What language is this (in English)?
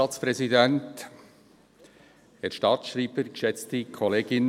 Swiss German